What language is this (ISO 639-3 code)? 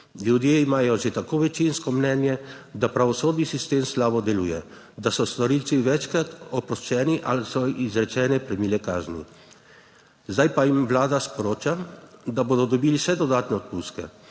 slv